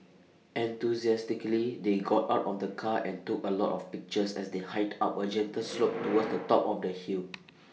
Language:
English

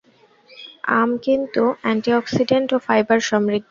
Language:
Bangla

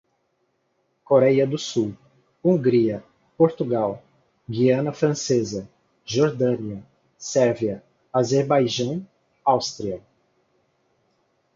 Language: Portuguese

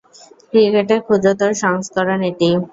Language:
Bangla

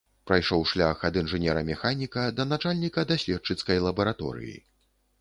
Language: Belarusian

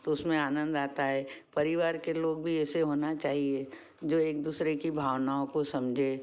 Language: Hindi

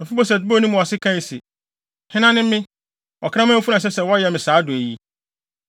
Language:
Akan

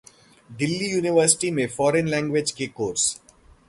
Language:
Hindi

